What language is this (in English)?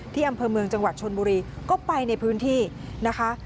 Thai